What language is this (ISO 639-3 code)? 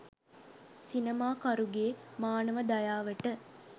sin